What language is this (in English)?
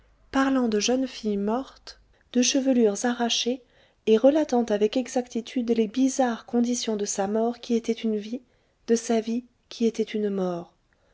French